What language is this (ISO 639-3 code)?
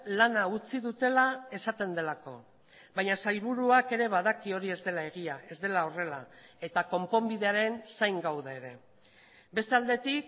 eus